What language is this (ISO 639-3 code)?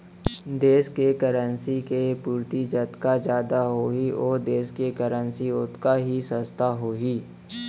hne